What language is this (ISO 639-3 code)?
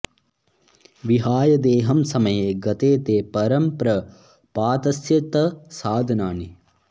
san